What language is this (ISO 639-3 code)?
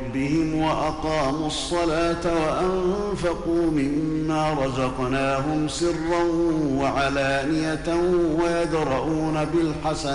ara